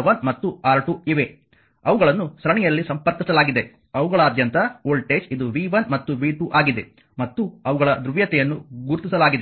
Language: Kannada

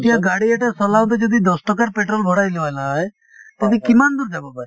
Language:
Assamese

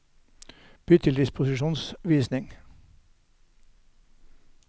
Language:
Norwegian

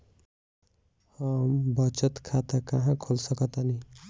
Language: Bhojpuri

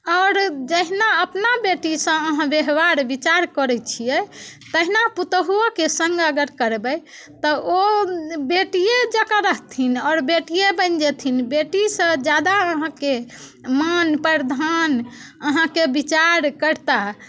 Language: Maithili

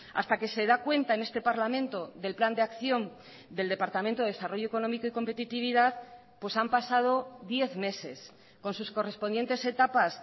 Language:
Spanish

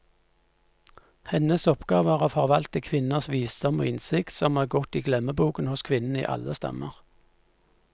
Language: Norwegian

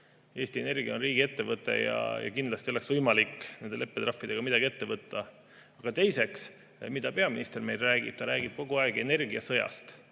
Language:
Estonian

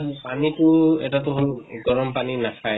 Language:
Assamese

